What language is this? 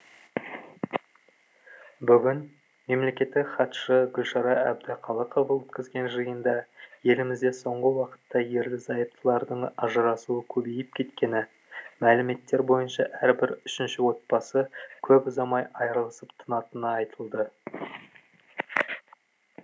Kazakh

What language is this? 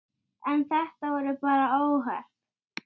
Icelandic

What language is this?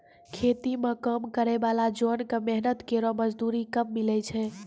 Maithili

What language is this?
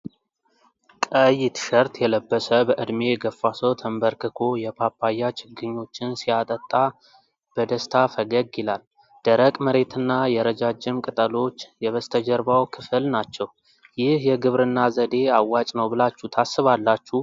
Amharic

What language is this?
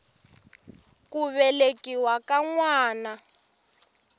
Tsonga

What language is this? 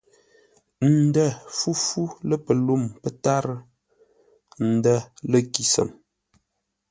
Ngombale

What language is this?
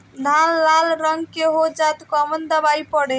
Bhojpuri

